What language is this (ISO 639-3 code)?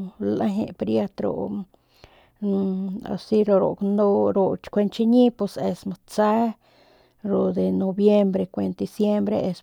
pmq